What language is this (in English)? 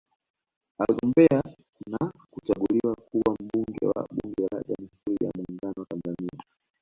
Swahili